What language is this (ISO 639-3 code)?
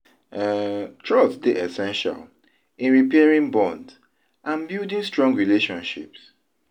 pcm